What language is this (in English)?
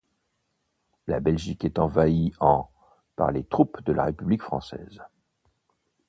French